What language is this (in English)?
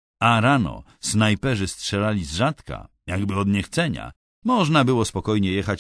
Polish